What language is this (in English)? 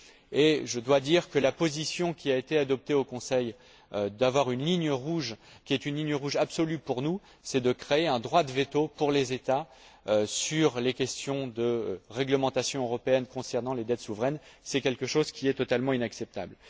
French